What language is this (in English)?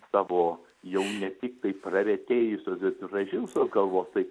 Lithuanian